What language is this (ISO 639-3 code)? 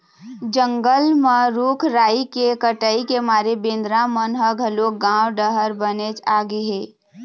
hne